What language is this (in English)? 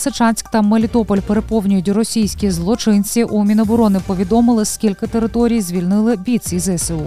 Ukrainian